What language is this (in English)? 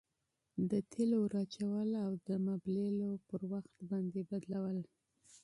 Pashto